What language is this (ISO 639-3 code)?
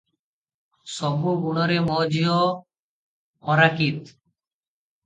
ori